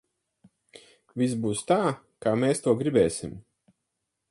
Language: Latvian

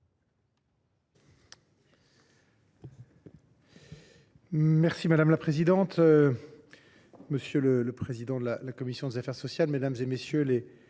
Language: French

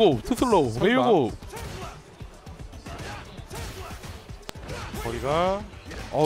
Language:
Korean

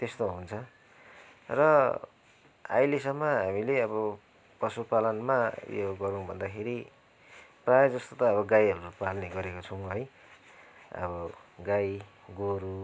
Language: Nepali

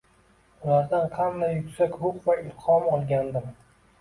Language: Uzbek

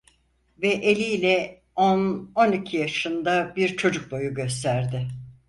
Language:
Turkish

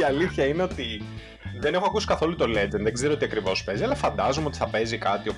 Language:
Greek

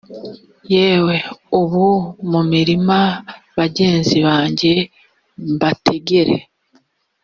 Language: Kinyarwanda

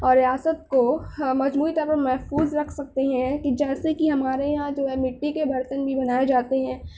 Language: Urdu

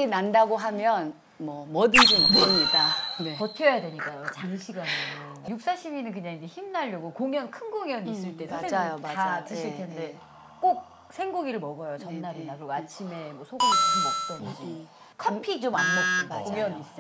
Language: Korean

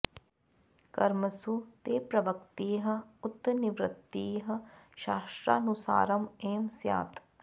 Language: Sanskrit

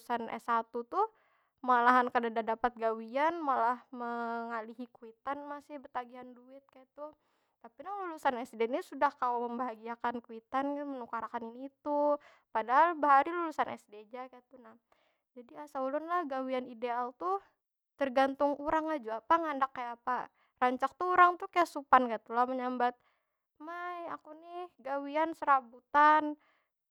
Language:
Banjar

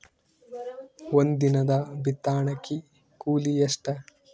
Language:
Kannada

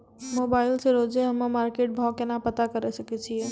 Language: Maithili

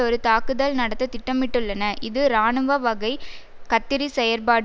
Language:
Tamil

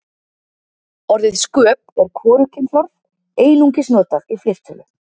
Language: Icelandic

